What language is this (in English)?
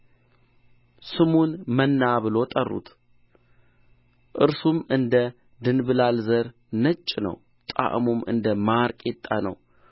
Amharic